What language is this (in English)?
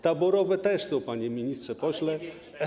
Polish